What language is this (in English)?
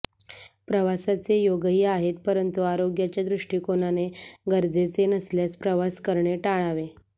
Marathi